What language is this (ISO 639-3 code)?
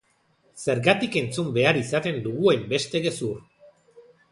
eus